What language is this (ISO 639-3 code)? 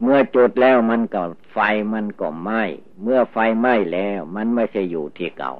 tha